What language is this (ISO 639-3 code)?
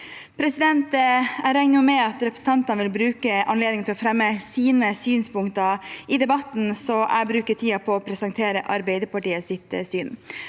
nor